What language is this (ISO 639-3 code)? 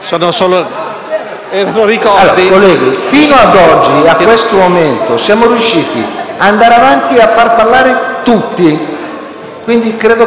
ita